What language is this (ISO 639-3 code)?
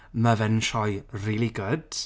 cym